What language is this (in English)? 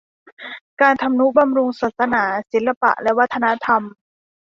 Thai